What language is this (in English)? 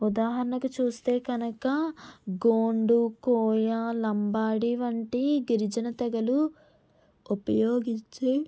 Telugu